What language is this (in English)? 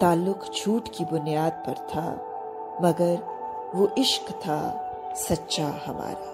Hindi